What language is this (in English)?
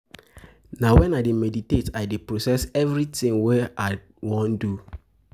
Nigerian Pidgin